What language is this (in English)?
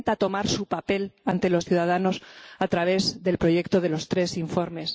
Spanish